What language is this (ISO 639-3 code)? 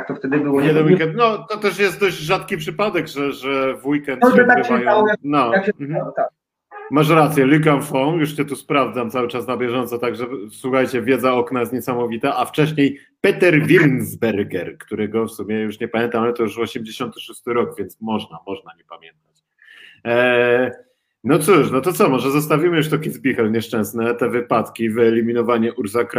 pol